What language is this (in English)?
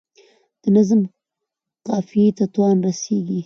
Pashto